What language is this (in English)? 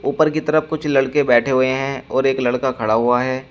Hindi